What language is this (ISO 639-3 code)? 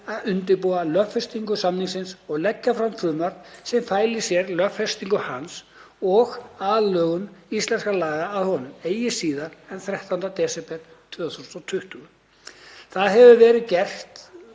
isl